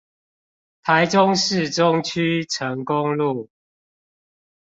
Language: Chinese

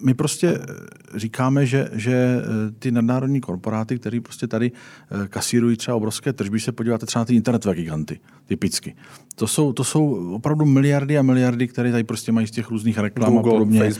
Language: Czech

